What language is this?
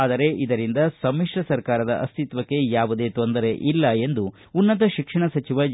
Kannada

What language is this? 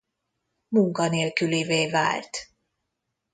Hungarian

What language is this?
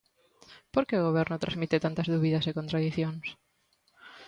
Galician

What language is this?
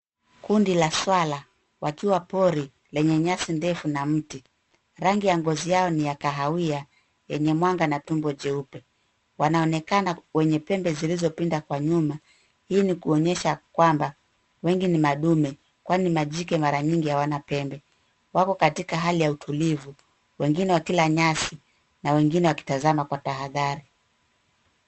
Swahili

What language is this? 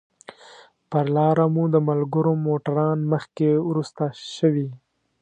Pashto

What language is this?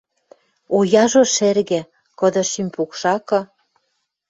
Western Mari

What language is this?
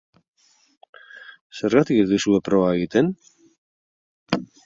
Basque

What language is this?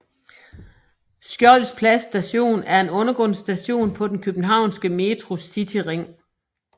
Danish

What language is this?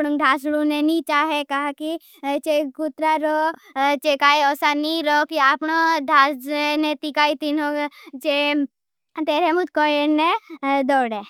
Bhili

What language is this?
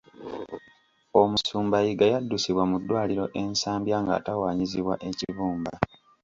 Ganda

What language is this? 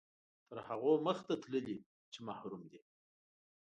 Pashto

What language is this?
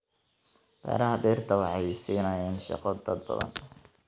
Somali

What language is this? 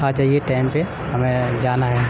Urdu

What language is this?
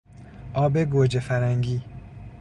Persian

